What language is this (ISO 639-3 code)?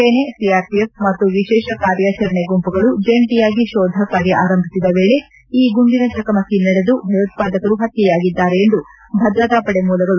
kan